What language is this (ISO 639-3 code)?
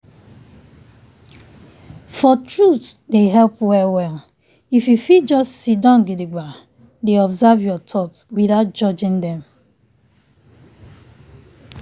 pcm